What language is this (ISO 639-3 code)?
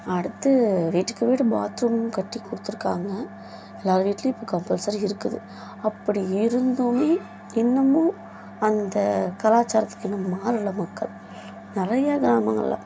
tam